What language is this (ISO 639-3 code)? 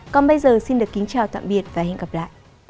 vie